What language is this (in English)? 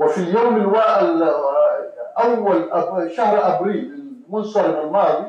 Arabic